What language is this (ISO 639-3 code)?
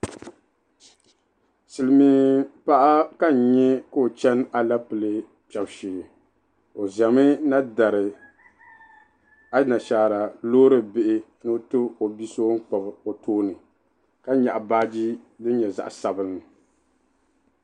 dag